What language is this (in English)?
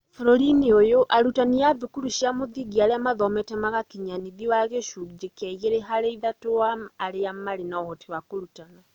Kikuyu